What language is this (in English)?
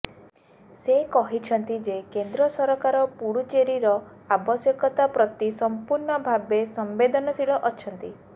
Odia